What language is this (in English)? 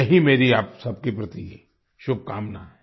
Hindi